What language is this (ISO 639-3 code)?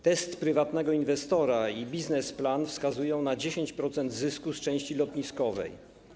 pol